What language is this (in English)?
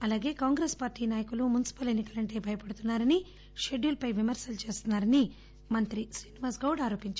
Telugu